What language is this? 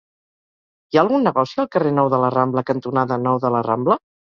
Catalan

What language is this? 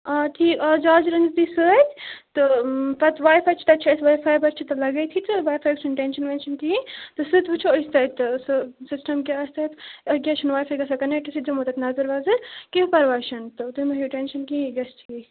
Kashmiri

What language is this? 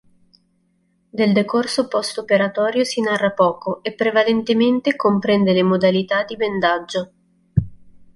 Italian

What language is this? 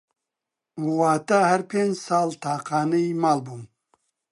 Central Kurdish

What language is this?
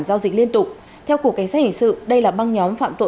Vietnamese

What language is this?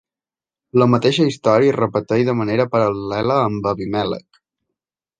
Catalan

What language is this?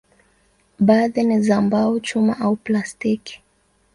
Swahili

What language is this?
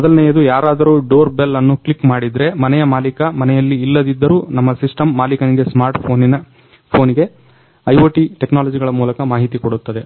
Kannada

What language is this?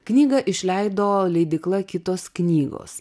Lithuanian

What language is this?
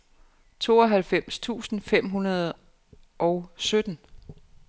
Danish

